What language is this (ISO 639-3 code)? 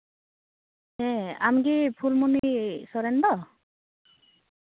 sat